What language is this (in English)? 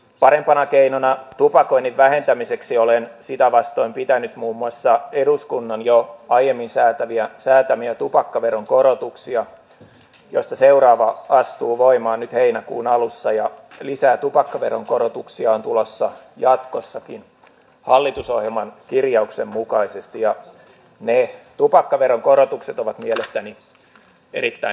Finnish